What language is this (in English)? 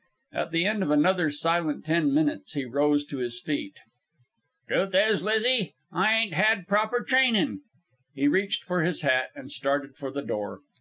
English